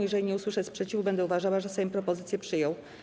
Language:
Polish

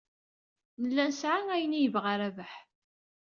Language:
Kabyle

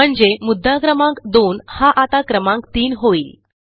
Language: Marathi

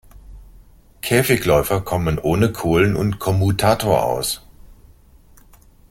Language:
German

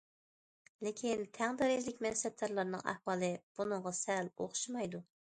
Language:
Uyghur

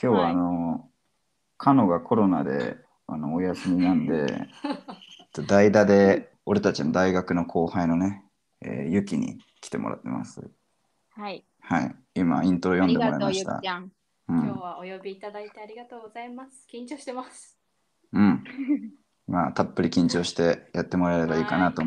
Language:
Japanese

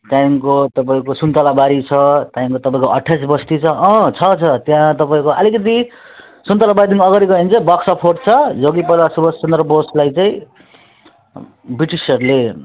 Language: Nepali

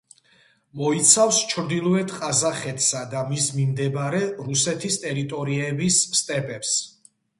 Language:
Georgian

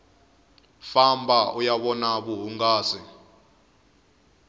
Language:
Tsonga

